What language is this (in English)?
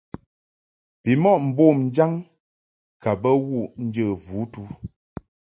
Mungaka